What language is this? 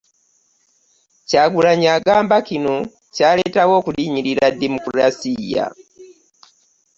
Ganda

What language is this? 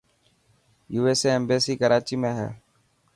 Dhatki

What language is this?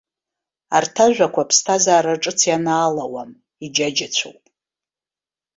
Abkhazian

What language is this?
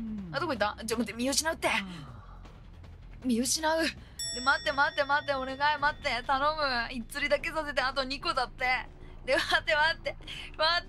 Japanese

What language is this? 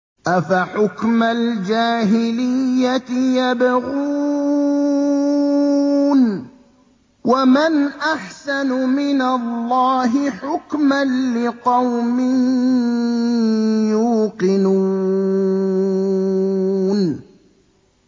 Arabic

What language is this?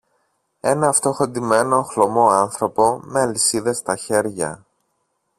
Greek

